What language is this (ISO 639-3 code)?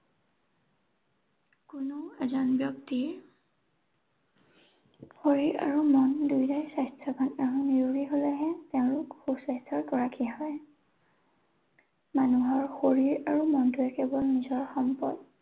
asm